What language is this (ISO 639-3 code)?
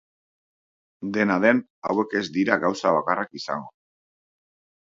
eus